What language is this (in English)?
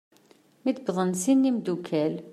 Kabyle